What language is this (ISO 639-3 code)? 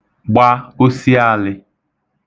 ibo